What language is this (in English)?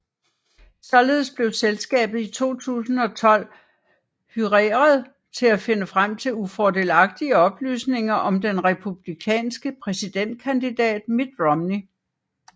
Danish